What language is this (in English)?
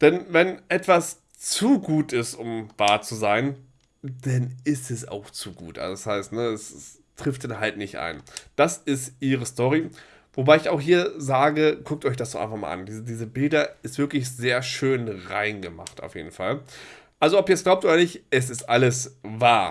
German